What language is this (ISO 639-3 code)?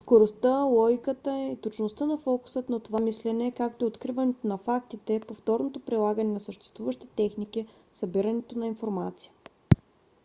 bul